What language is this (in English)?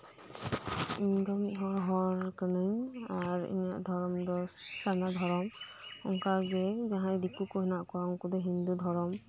Santali